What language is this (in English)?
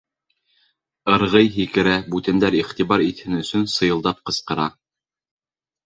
Bashkir